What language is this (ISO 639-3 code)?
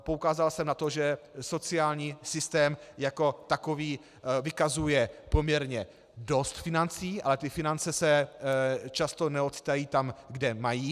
ces